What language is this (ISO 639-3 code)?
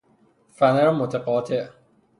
fas